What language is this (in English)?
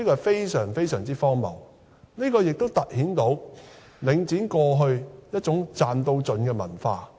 Cantonese